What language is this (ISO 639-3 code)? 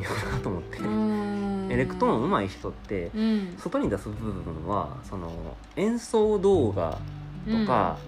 jpn